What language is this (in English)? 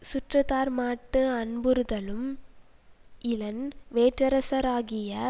Tamil